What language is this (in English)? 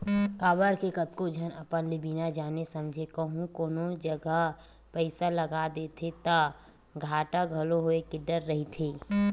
Chhattisgarhi